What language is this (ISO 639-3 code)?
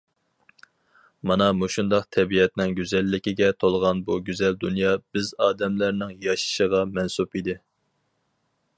uig